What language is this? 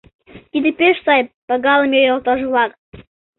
Mari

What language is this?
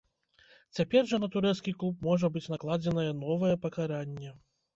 Belarusian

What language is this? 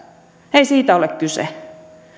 Finnish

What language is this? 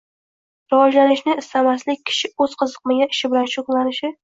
Uzbek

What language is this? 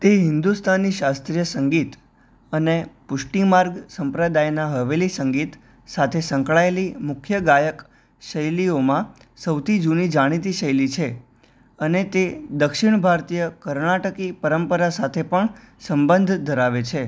Gujarati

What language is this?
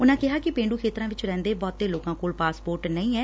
Punjabi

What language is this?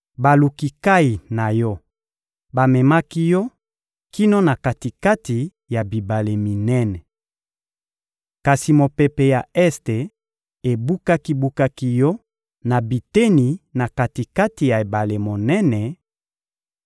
Lingala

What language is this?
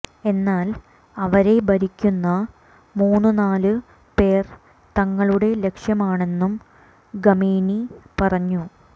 Malayalam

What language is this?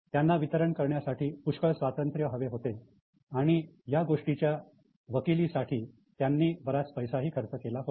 Marathi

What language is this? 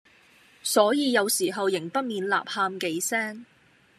Cantonese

